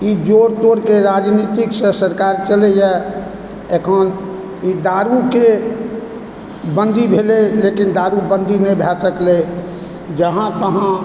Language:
Maithili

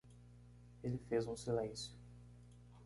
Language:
Portuguese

